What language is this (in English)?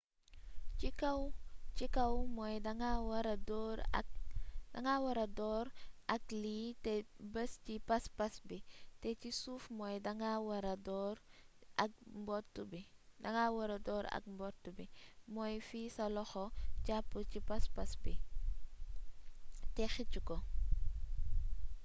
Wolof